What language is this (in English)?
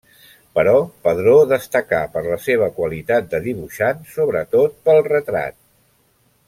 Catalan